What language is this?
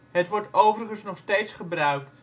Dutch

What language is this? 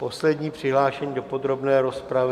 Czech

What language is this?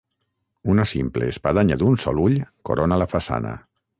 Catalan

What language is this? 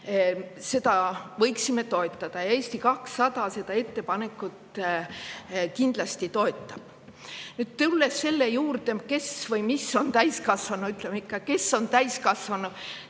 Estonian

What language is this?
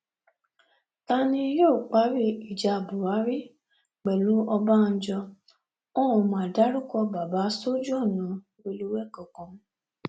Yoruba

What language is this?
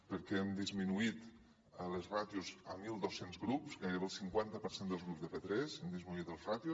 Catalan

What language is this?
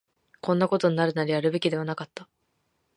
Japanese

